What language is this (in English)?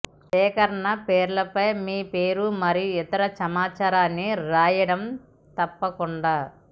Telugu